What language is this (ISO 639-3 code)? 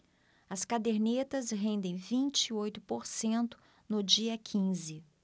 por